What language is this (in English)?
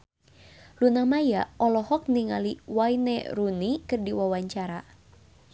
Sundanese